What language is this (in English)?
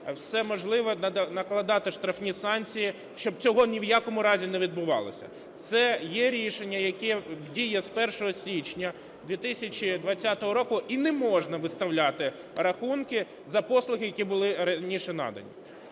Ukrainian